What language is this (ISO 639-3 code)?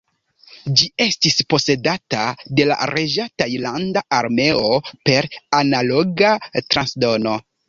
epo